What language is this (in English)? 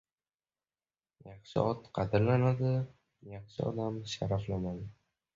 Uzbek